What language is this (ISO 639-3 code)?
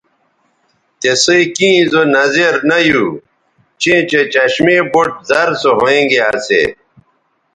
btv